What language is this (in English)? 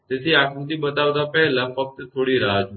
Gujarati